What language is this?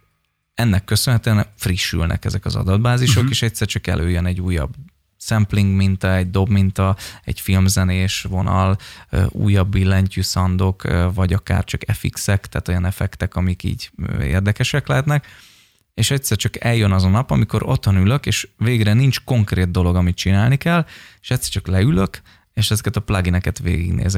Hungarian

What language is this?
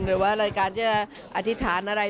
Thai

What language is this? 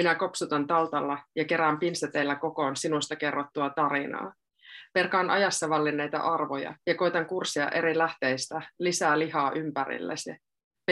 Finnish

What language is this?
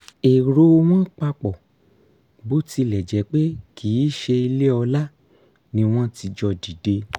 Yoruba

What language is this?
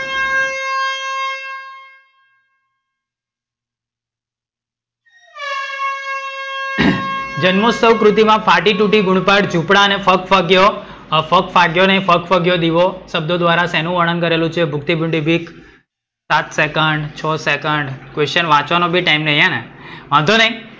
Gujarati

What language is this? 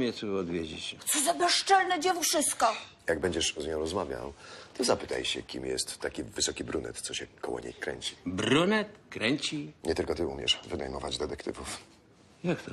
Polish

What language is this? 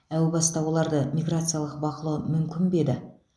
Kazakh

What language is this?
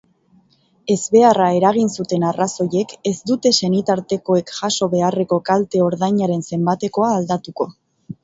Basque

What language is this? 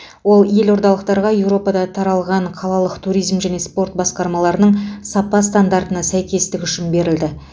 Kazakh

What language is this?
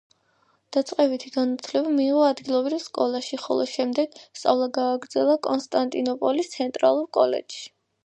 Georgian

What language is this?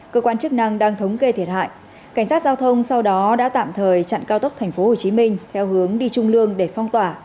Vietnamese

